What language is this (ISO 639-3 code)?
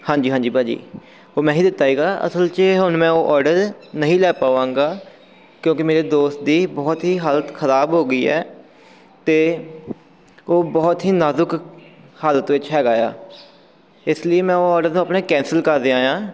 pan